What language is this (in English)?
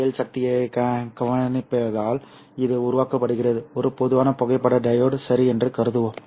Tamil